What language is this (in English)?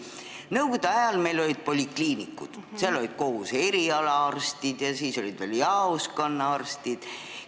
Estonian